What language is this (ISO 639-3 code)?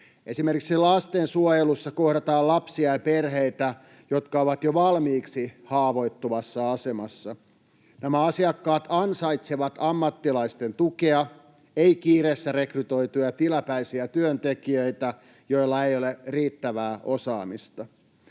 fin